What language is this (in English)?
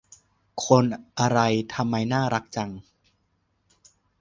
Thai